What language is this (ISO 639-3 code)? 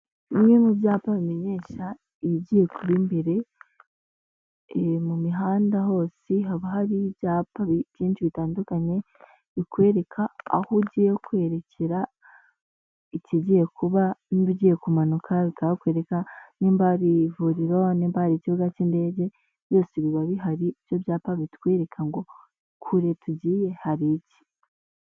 kin